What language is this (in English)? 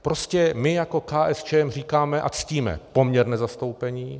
Czech